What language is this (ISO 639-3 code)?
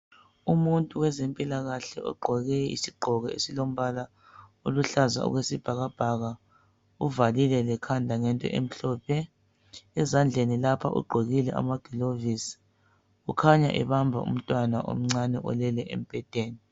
nde